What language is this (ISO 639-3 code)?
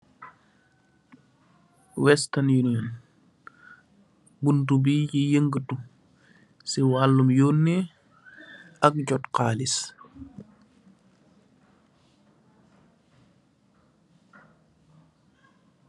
wol